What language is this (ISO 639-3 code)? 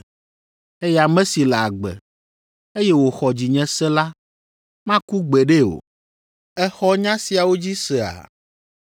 ewe